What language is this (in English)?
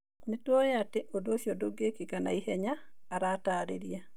Kikuyu